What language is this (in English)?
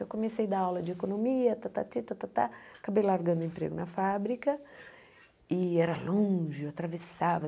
Portuguese